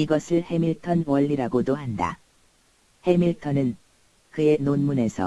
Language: Korean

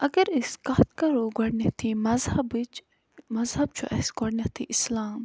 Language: Kashmiri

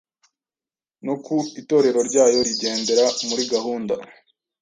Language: Kinyarwanda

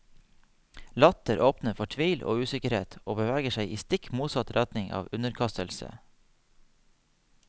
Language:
Norwegian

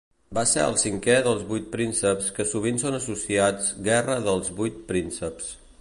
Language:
Catalan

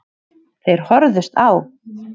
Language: Icelandic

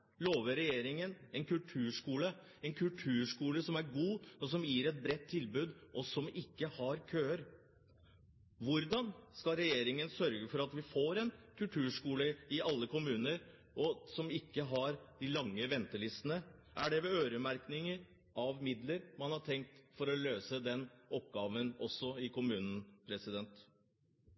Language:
Norwegian Bokmål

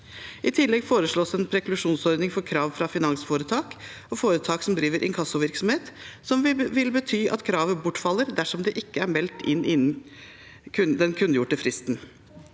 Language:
Norwegian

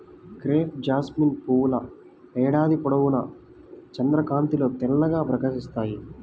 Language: Telugu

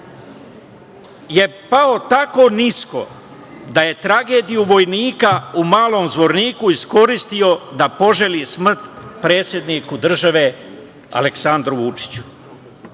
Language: Serbian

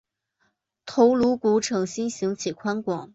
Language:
Chinese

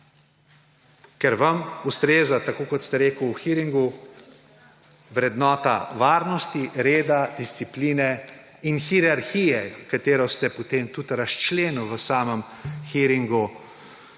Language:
Slovenian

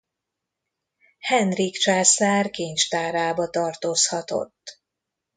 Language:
Hungarian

